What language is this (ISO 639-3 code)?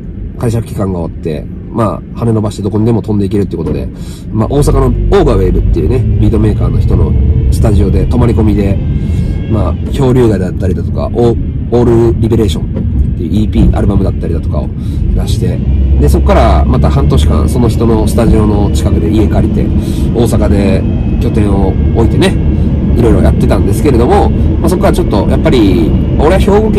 jpn